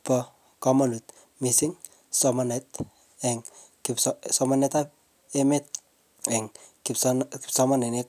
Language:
Kalenjin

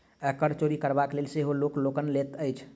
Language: Maithili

